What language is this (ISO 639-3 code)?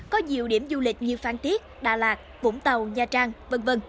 vie